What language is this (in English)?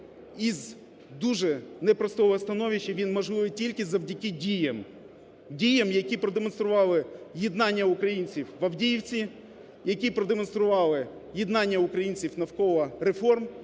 Ukrainian